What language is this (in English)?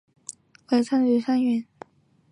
Chinese